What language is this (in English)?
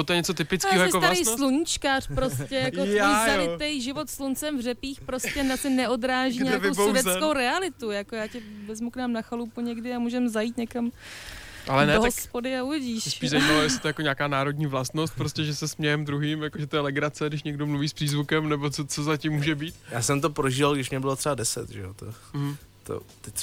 Czech